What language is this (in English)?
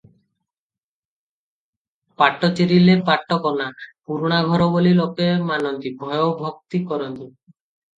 Odia